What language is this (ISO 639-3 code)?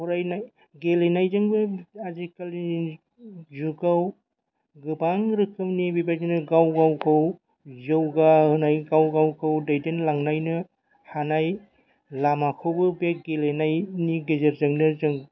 brx